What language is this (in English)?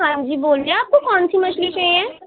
Urdu